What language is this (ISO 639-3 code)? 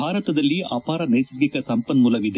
kan